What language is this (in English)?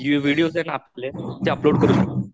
Marathi